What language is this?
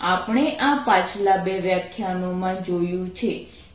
Gujarati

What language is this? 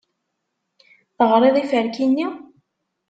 Kabyle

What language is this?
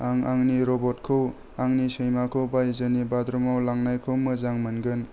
Bodo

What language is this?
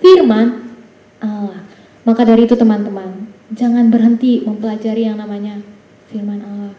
Indonesian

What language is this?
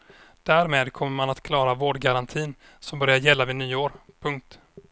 Swedish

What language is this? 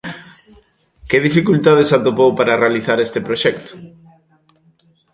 Galician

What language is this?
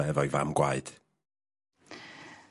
Welsh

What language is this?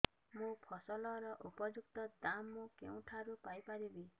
Odia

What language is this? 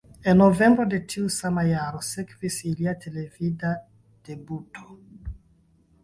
Esperanto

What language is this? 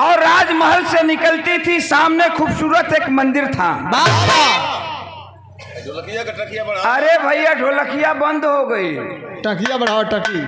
Hindi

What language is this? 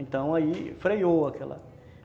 Portuguese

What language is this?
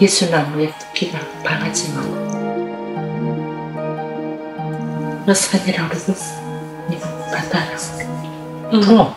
Korean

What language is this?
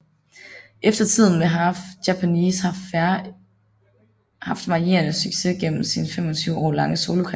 Danish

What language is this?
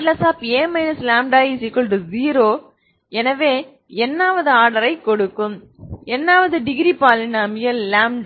Tamil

